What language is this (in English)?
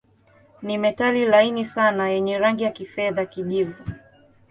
Swahili